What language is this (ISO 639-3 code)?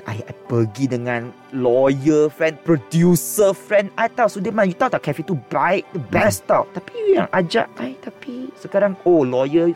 msa